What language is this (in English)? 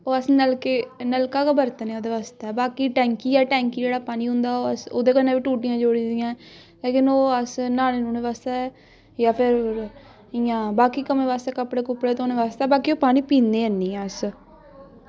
Dogri